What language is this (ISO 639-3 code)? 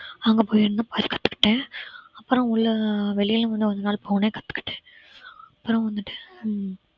tam